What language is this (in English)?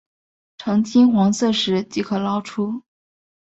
Chinese